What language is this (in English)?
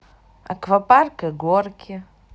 Russian